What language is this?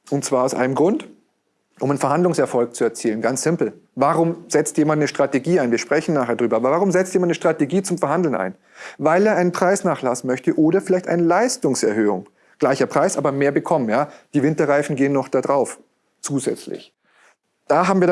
German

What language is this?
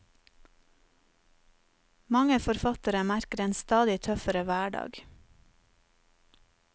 Norwegian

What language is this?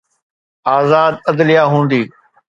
Sindhi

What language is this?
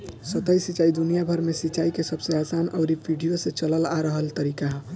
Bhojpuri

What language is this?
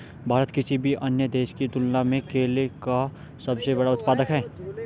Hindi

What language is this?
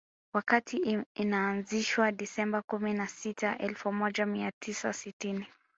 Swahili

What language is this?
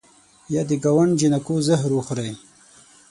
Pashto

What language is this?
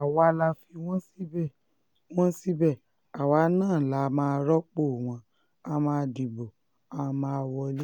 Yoruba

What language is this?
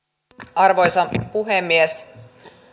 Finnish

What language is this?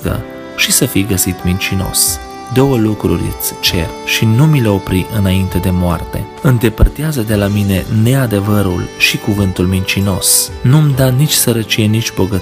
Romanian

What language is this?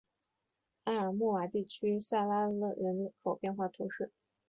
Chinese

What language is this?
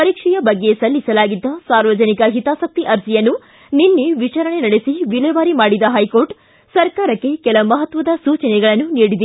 Kannada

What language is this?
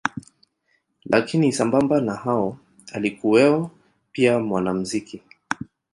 Swahili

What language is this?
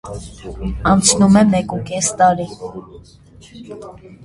Armenian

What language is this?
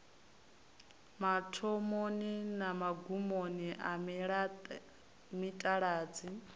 Venda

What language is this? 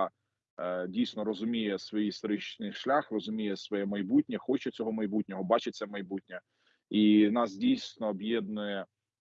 Ukrainian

